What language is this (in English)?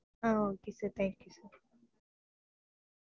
Tamil